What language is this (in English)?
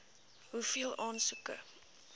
Afrikaans